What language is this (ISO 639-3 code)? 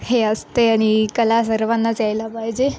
mar